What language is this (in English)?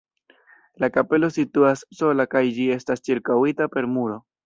Esperanto